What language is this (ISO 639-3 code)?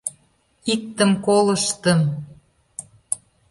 chm